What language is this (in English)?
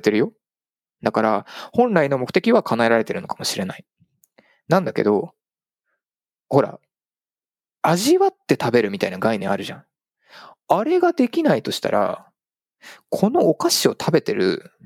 Japanese